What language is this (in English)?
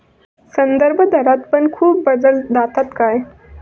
Marathi